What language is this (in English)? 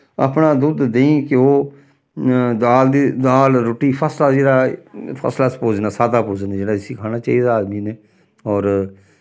Dogri